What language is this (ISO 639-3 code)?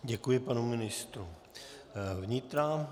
ces